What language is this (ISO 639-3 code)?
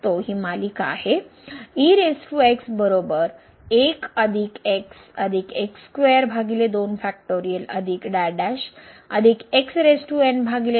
mar